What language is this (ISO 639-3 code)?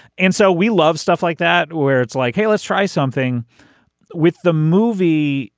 eng